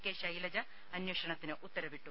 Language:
Malayalam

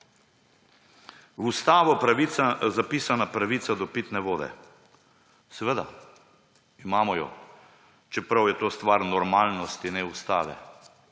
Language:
Slovenian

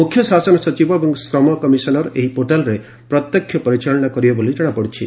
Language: Odia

